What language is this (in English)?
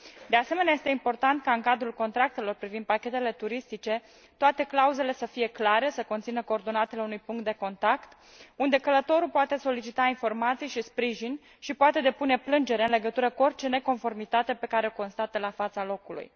Romanian